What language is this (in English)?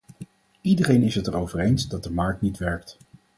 Dutch